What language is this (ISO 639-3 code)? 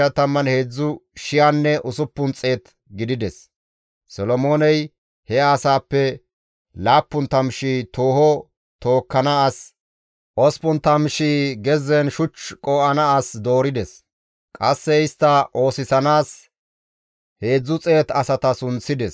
gmv